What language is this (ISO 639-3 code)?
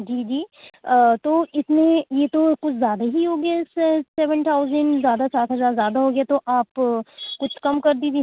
urd